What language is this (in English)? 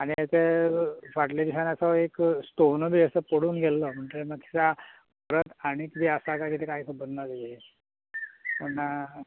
Konkani